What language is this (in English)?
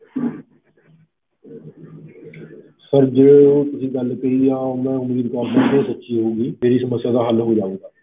Punjabi